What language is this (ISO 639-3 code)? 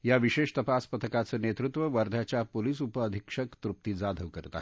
mar